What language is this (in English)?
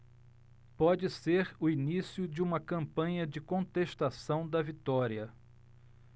Portuguese